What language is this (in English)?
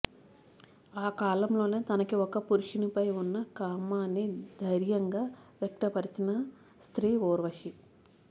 Telugu